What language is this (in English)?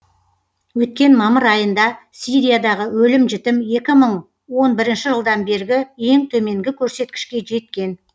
Kazakh